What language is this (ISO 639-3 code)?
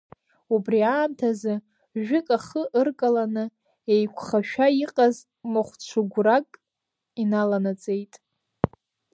abk